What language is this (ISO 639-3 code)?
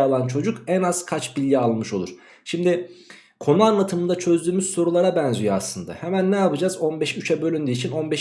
tur